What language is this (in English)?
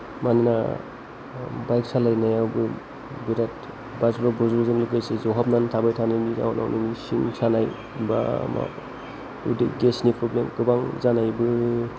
Bodo